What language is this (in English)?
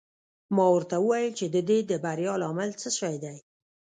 Pashto